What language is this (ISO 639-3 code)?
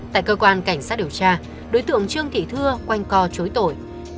vie